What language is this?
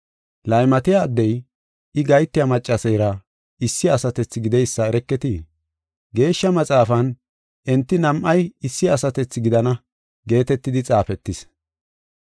Gofa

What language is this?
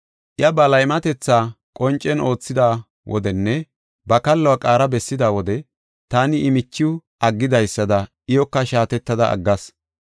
Gofa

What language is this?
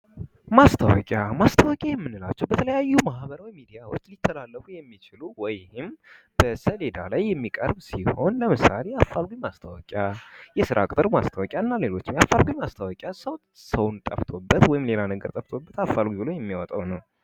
Amharic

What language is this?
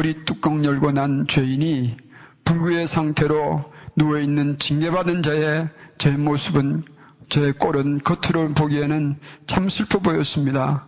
Korean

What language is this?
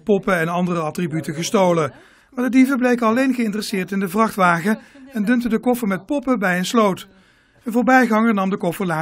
Dutch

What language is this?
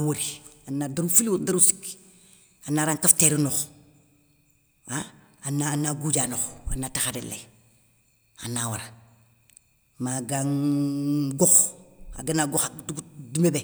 Soninke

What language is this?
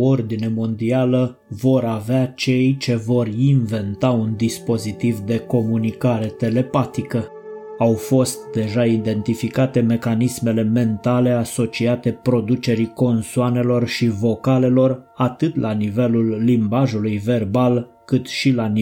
Romanian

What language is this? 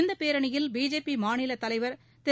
Tamil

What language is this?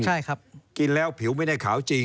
Thai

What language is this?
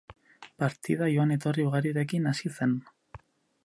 Basque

